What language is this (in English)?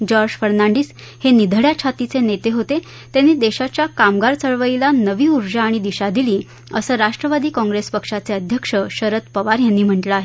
Marathi